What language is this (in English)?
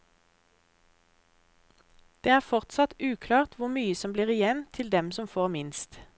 Norwegian